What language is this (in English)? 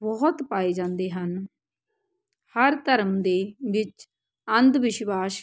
Punjabi